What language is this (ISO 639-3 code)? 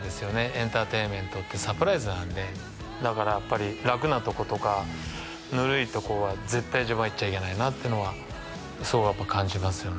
jpn